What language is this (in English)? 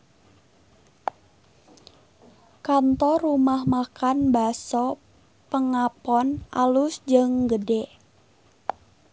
Sundanese